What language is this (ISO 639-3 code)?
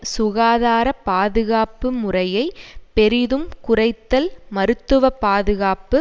tam